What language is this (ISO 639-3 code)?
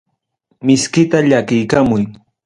quy